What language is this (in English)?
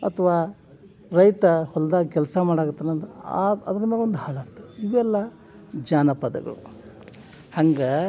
Kannada